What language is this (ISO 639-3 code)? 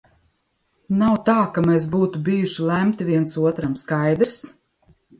lav